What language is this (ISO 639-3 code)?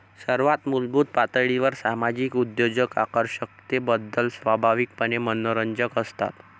mar